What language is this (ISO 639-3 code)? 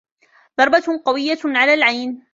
ara